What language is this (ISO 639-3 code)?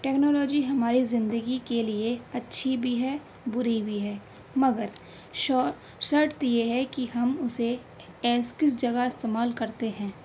urd